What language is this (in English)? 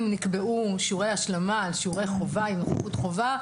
Hebrew